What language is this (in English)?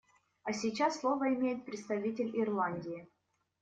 Russian